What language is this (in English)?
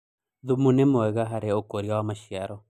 Kikuyu